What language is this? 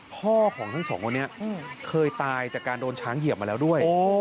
Thai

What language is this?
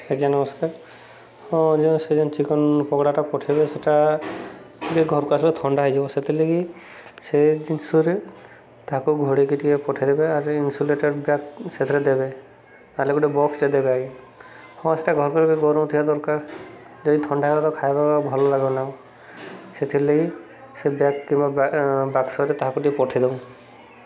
Odia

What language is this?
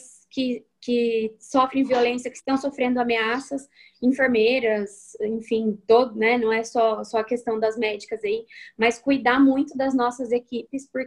Portuguese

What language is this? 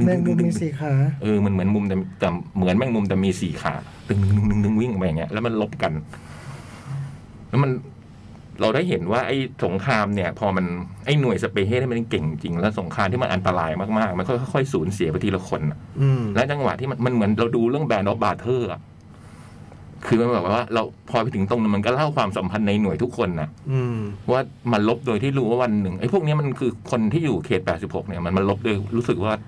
Thai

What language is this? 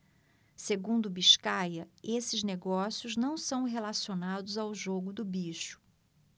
Portuguese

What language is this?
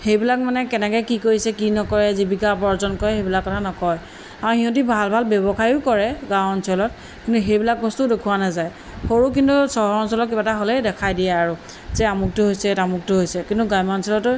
Assamese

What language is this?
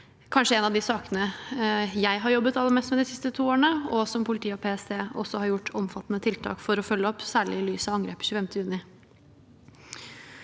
Norwegian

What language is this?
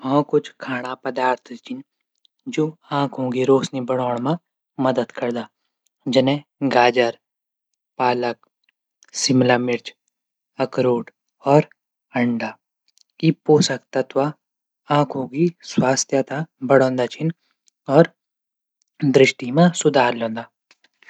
Garhwali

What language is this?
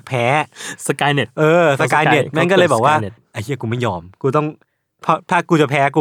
Thai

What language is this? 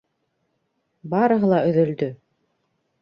Bashkir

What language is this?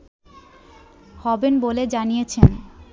Bangla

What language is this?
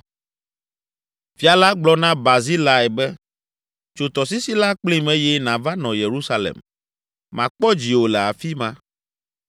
Ewe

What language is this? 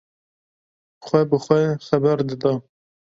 Kurdish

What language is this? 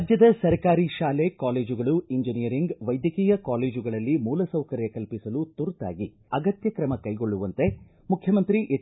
Kannada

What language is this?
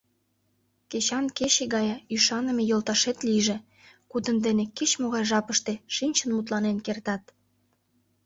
Mari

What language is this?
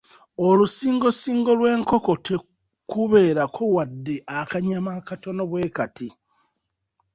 Ganda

